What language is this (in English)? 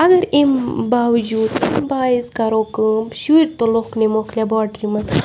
Kashmiri